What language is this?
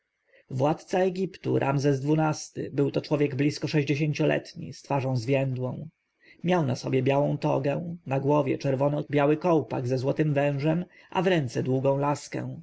Polish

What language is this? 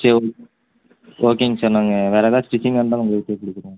Tamil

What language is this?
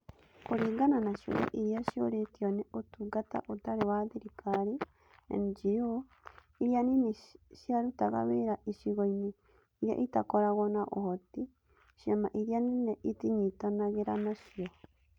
Kikuyu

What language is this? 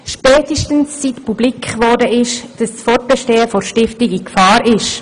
Swiss German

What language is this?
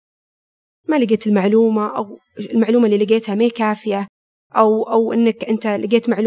Arabic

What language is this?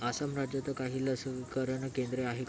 Marathi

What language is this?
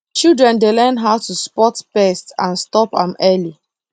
Nigerian Pidgin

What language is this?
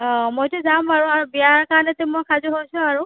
Assamese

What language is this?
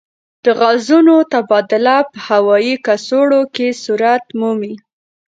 Pashto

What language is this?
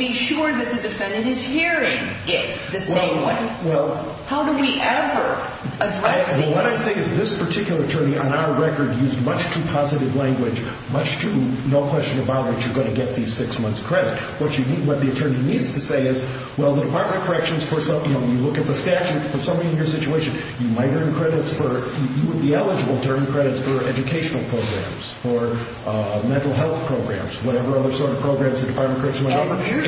English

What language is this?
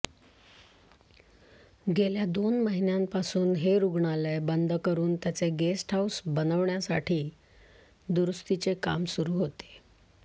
Marathi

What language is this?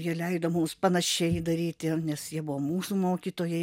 Lithuanian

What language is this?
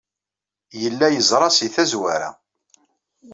Kabyle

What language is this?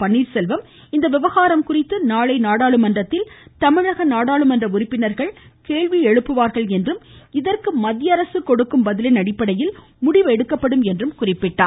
Tamil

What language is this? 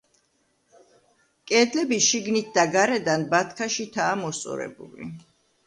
Georgian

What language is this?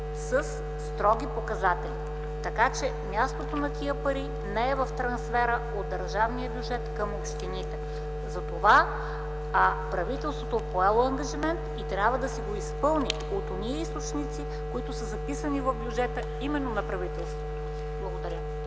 Bulgarian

